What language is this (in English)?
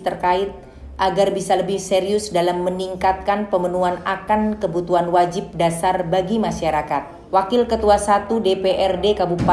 Indonesian